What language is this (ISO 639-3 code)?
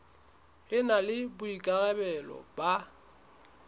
sot